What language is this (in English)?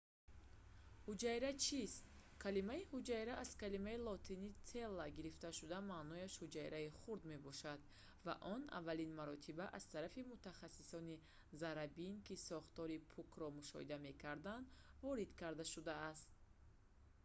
Tajik